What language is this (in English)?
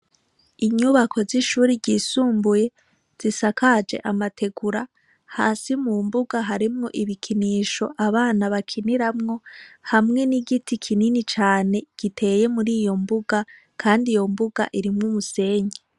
Rundi